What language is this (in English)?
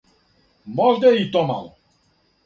Serbian